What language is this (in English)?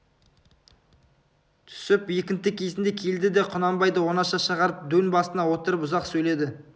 Kazakh